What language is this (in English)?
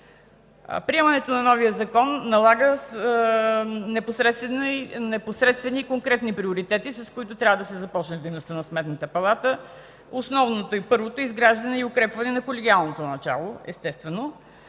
Bulgarian